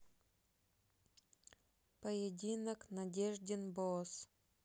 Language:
Russian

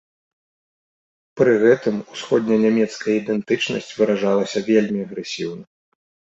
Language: Belarusian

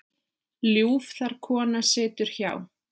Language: Icelandic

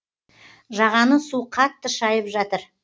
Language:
Kazakh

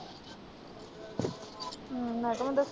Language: Punjabi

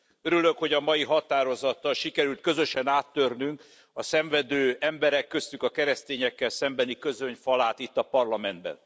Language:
Hungarian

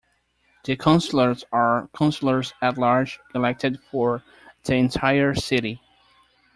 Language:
English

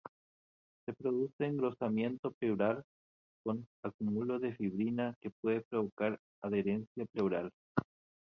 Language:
Spanish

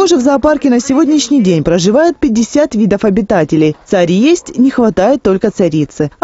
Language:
Russian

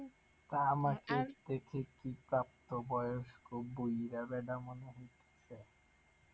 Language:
Bangla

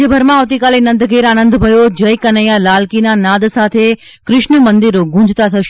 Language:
Gujarati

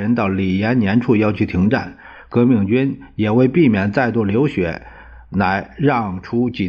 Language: Chinese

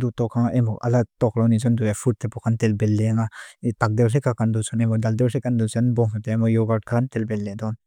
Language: Mizo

